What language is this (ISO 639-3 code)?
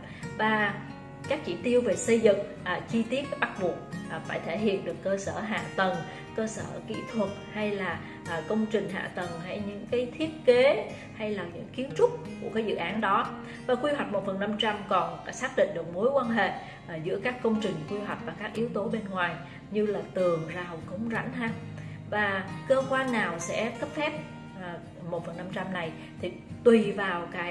vie